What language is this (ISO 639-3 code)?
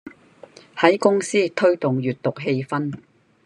yue